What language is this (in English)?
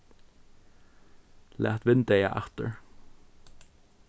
Faroese